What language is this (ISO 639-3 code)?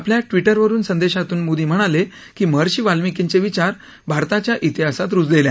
mar